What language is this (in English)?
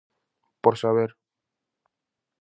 Galician